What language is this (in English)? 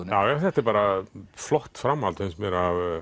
Icelandic